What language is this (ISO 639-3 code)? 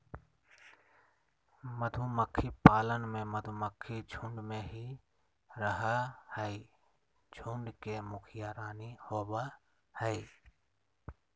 mag